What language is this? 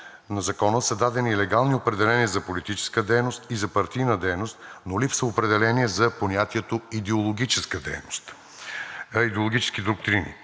Bulgarian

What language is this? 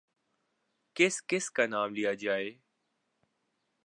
Urdu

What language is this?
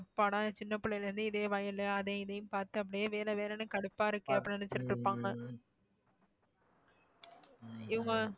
Tamil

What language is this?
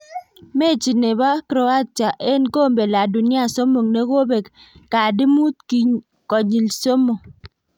Kalenjin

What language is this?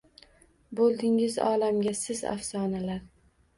Uzbek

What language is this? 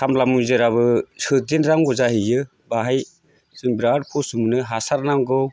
Bodo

